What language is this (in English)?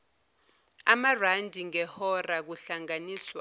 Zulu